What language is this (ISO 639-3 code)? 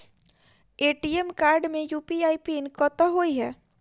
mai